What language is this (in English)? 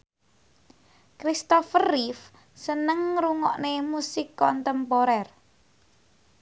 Javanese